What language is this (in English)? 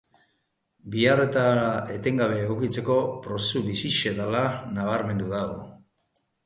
Basque